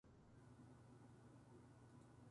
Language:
Japanese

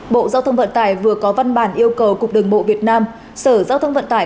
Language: Vietnamese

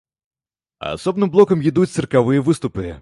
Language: Belarusian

